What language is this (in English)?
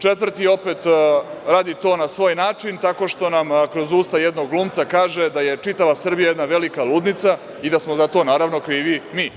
Serbian